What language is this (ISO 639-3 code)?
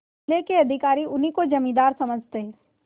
hin